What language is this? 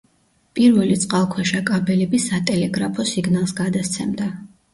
Georgian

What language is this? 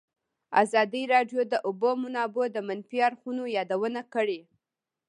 Pashto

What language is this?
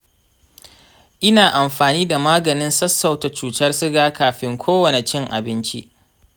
Hausa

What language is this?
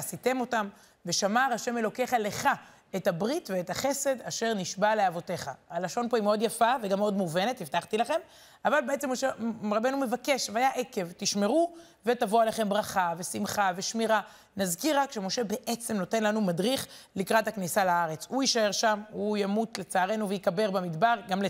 Hebrew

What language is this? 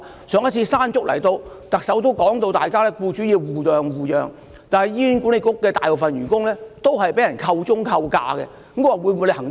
Cantonese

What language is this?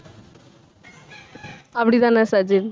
Tamil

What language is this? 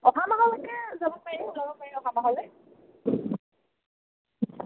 Assamese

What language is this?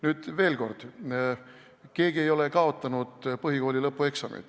Estonian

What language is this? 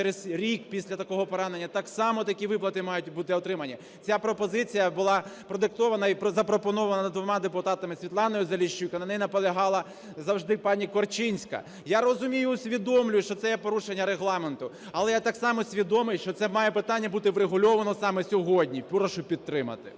Ukrainian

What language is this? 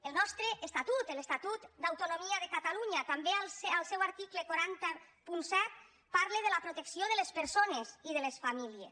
Catalan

